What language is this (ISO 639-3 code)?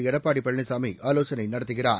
tam